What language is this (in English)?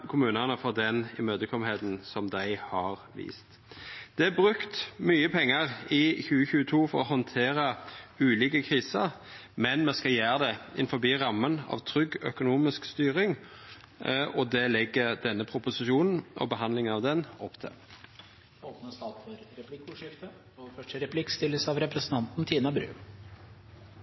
Norwegian Nynorsk